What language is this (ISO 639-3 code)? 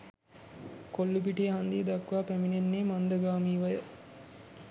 sin